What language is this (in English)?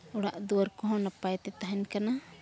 Santali